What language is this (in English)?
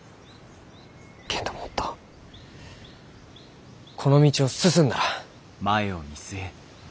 Japanese